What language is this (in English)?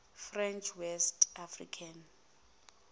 Zulu